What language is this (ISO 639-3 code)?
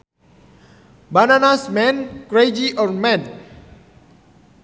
sun